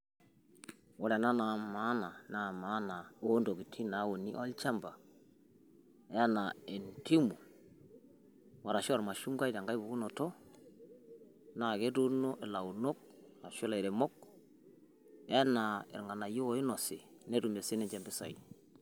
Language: Masai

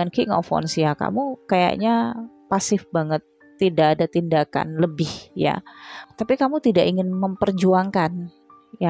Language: Indonesian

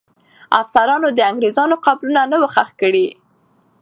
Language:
Pashto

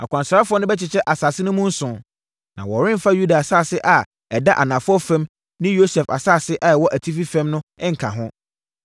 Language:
Akan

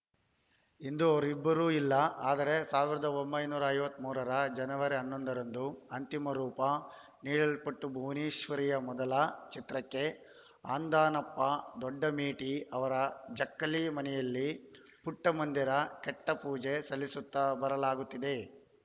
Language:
Kannada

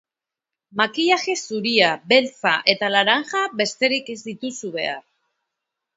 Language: Basque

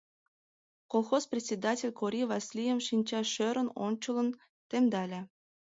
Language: Mari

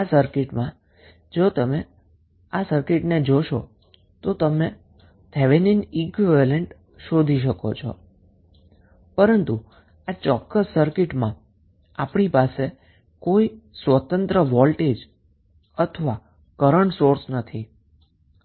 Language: Gujarati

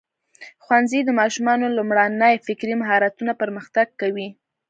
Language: Pashto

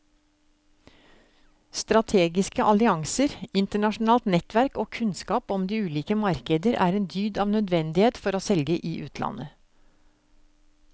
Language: Norwegian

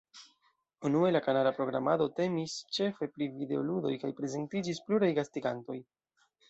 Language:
Esperanto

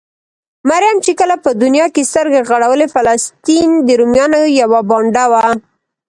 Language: Pashto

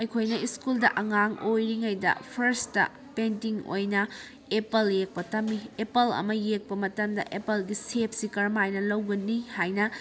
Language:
Manipuri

